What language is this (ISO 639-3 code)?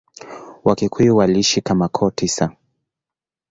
swa